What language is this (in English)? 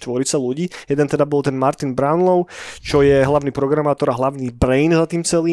Slovak